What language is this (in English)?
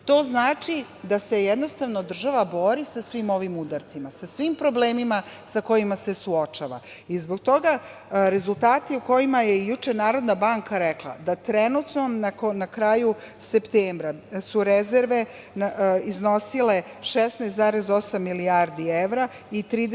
Serbian